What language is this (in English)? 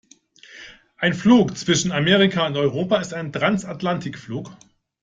German